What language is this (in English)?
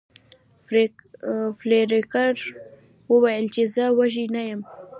Pashto